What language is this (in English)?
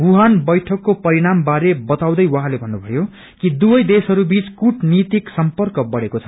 Nepali